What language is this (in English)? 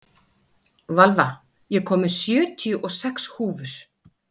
Icelandic